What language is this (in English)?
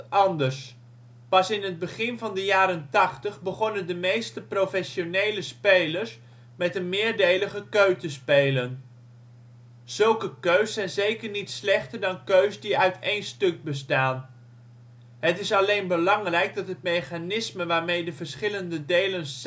Dutch